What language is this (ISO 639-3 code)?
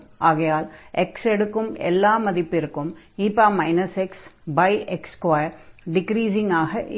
tam